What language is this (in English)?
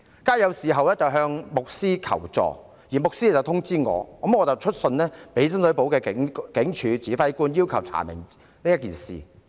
Cantonese